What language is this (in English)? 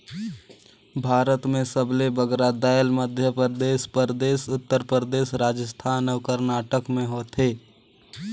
Chhattisgarhi